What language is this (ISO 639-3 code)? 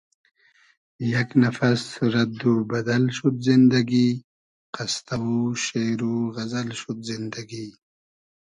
haz